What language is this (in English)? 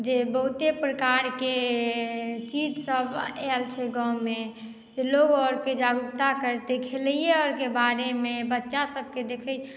Maithili